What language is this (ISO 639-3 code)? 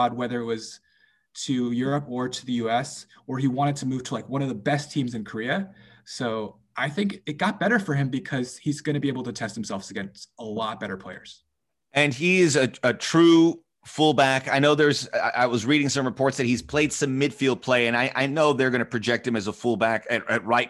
eng